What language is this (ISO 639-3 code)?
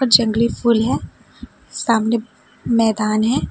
hin